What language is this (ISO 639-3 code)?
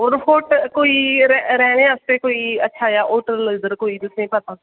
doi